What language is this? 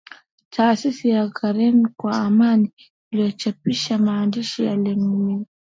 Swahili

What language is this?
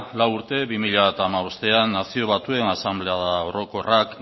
Basque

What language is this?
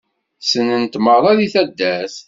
Kabyle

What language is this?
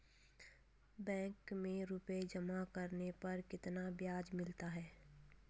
Hindi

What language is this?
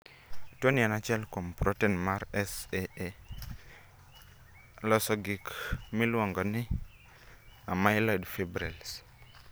Luo (Kenya and Tanzania)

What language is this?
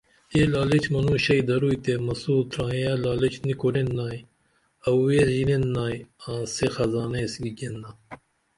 Dameli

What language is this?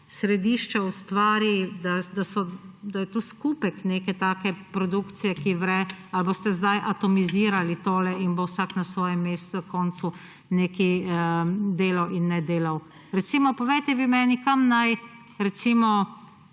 Slovenian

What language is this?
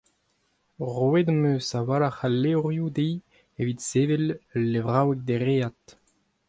Breton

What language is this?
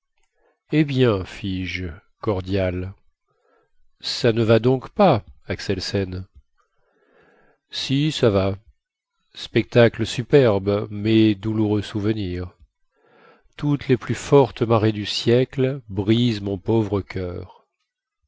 French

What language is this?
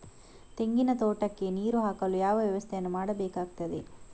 Kannada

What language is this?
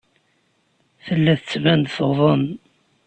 Kabyle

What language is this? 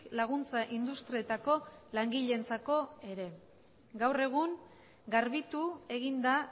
Basque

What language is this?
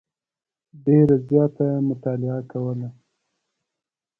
Pashto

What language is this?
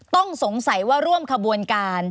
Thai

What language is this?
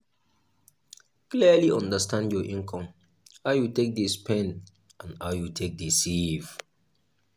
Nigerian Pidgin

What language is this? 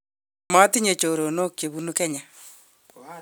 Kalenjin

